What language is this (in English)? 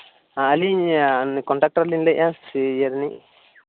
Santali